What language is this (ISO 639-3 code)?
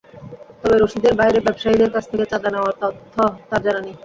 ben